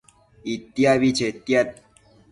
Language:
Matsés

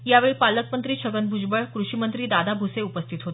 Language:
Marathi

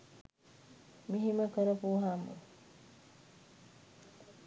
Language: Sinhala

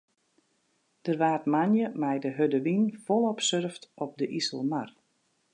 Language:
Western Frisian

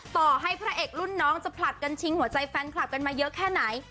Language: Thai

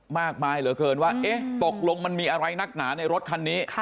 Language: Thai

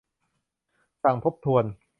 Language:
Thai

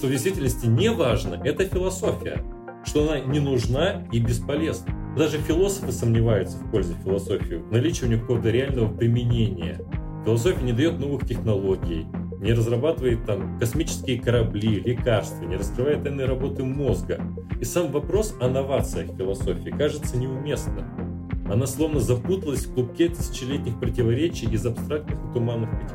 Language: Russian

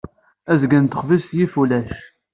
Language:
Kabyle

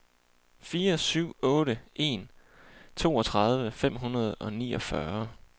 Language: Danish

